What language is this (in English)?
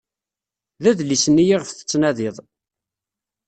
Kabyle